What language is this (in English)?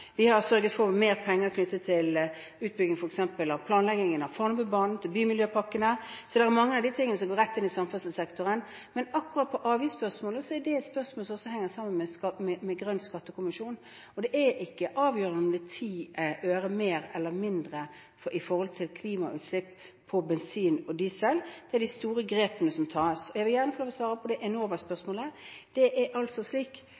Norwegian Bokmål